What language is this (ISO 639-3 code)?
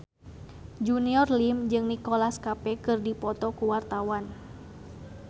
sun